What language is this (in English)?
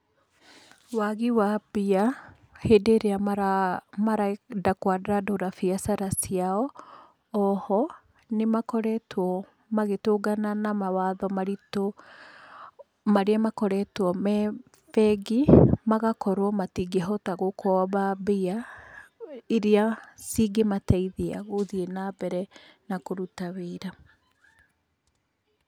Kikuyu